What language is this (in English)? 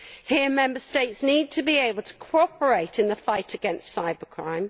English